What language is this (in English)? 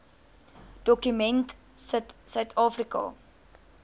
Afrikaans